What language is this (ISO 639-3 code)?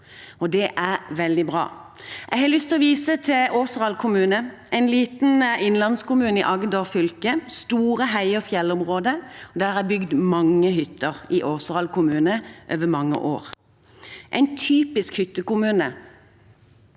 nor